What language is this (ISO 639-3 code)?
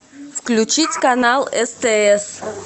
rus